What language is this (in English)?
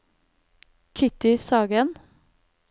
Norwegian